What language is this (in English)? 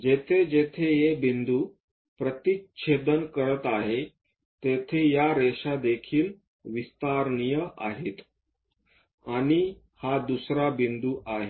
Marathi